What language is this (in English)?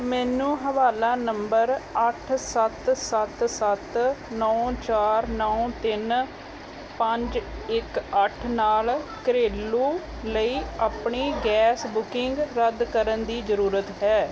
Punjabi